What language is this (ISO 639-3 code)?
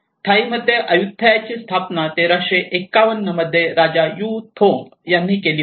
mar